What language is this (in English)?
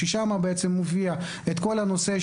Hebrew